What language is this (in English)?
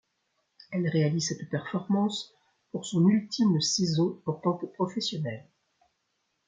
French